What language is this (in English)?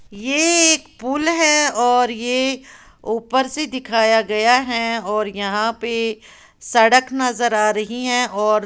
Hindi